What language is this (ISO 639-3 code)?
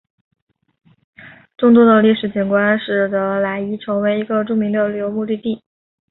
zho